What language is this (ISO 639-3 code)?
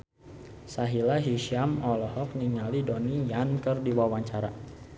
sun